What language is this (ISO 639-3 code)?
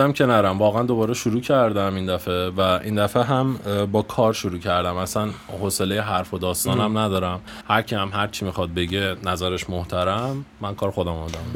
fas